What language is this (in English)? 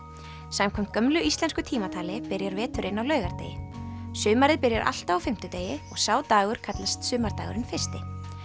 Icelandic